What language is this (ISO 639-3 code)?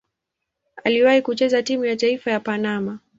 swa